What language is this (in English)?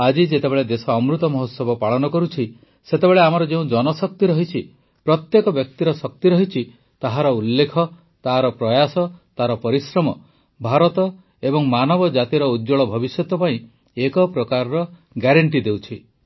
Odia